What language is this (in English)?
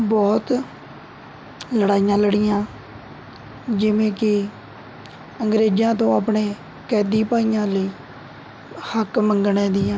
Punjabi